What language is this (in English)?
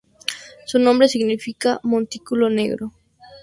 Spanish